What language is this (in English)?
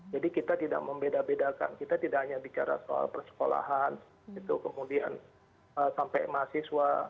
Indonesian